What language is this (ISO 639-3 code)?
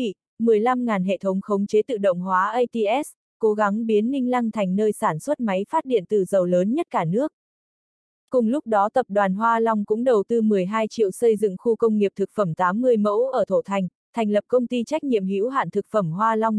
vie